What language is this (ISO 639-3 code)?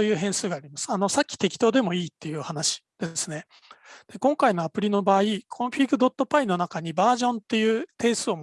jpn